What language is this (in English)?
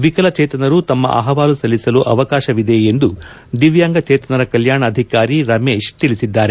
Kannada